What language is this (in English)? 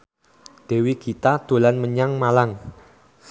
Javanese